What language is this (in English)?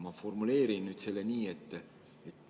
Estonian